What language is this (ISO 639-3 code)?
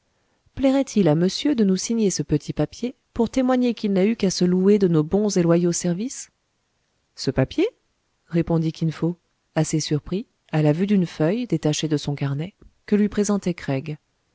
fra